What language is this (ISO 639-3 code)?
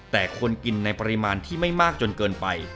tha